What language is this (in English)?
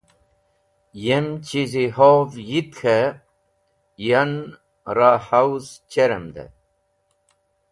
Wakhi